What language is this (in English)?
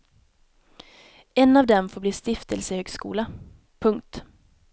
Swedish